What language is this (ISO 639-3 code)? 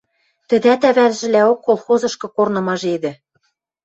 mrj